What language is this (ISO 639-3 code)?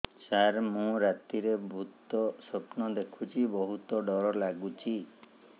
ori